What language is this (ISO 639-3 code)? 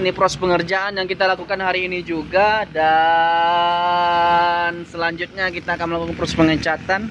ind